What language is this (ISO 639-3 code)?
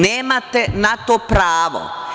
srp